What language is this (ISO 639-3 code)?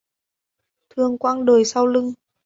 vie